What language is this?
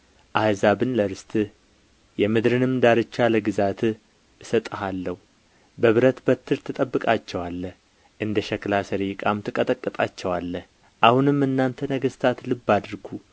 Amharic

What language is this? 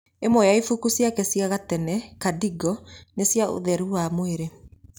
Kikuyu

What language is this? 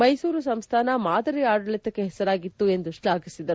Kannada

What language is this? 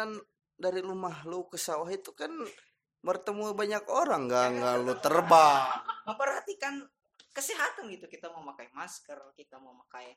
Indonesian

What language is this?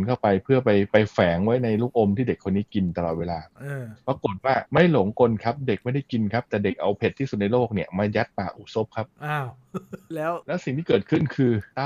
Thai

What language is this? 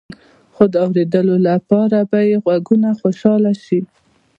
Pashto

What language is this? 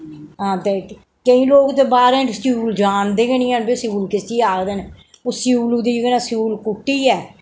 Dogri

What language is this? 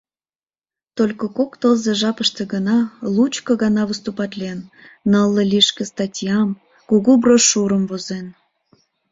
Mari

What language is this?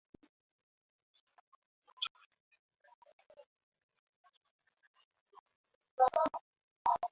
Swahili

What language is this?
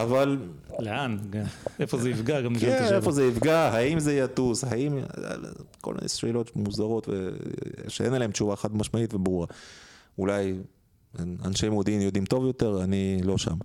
Hebrew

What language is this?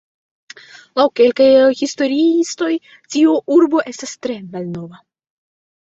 Esperanto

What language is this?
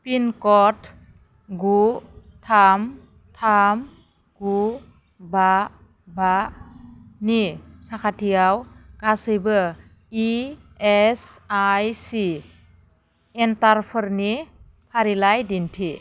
Bodo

